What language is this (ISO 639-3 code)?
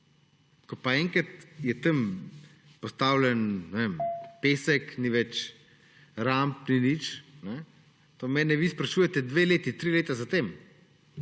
slv